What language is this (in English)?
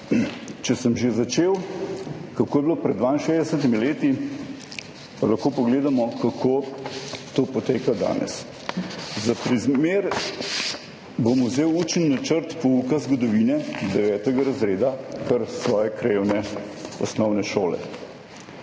Slovenian